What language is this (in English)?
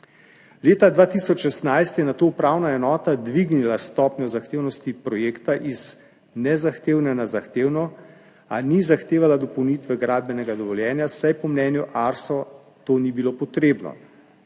Slovenian